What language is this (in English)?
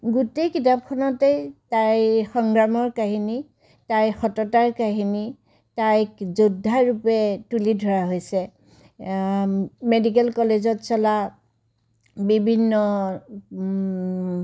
Assamese